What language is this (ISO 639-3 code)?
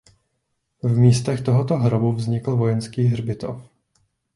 ces